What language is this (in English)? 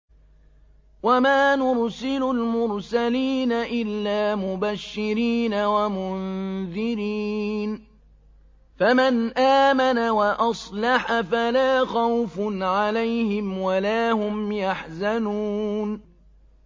Arabic